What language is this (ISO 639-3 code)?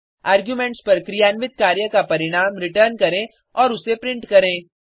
hin